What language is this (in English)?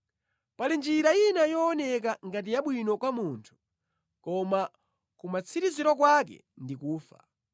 Nyanja